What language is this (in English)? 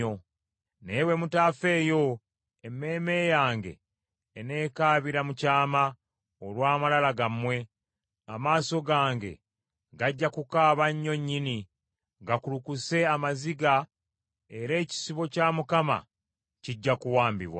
Ganda